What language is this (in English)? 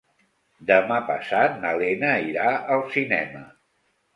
Catalan